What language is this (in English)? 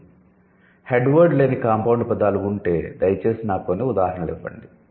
Telugu